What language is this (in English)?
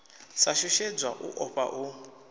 Venda